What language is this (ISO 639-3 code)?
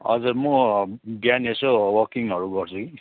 nep